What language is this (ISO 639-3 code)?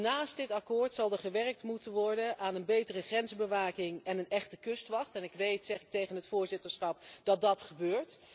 nld